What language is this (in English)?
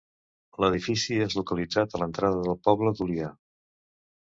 Catalan